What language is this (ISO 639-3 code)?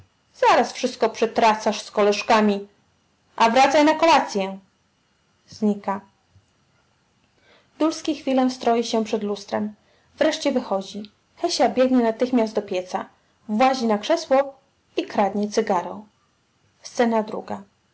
pol